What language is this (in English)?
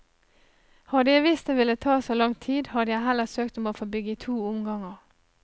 Norwegian